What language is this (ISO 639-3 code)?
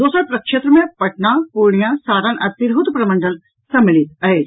mai